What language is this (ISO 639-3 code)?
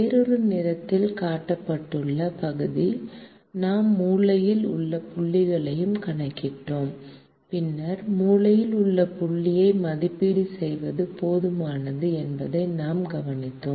tam